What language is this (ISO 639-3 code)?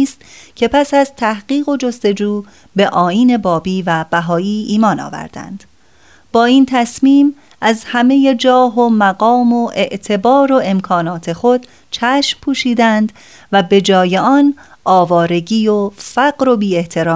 fas